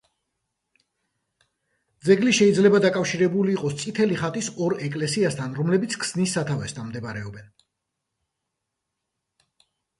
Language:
Georgian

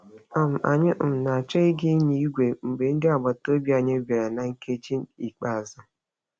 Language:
Igbo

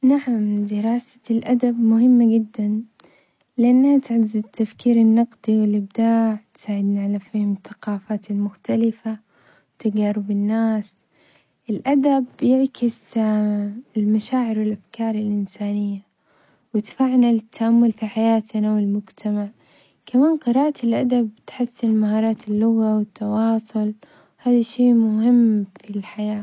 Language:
Omani Arabic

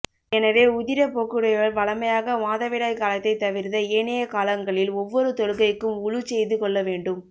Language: Tamil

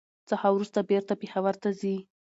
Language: Pashto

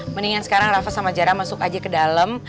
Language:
Indonesian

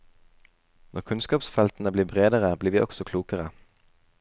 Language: Norwegian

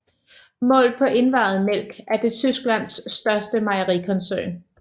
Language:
Danish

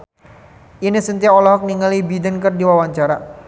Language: Sundanese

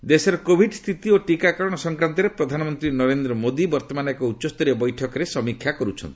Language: Odia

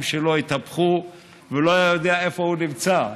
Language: Hebrew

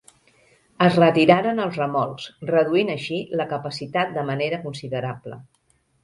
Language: Catalan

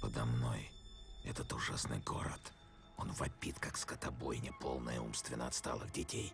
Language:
Russian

